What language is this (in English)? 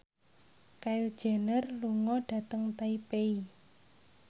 Javanese